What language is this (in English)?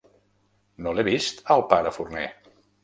Catalan